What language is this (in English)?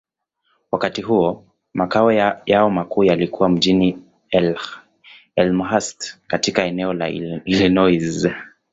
Swahili